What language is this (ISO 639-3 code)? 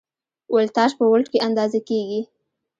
pus